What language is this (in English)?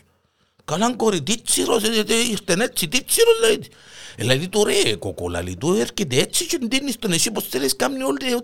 Greek